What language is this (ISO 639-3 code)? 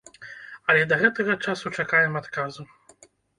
bel